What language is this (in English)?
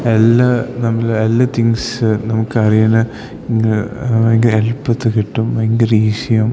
Malayalam